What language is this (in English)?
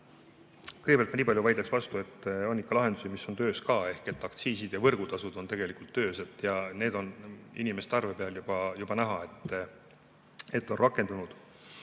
Estonian